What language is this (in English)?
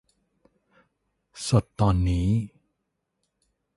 Thai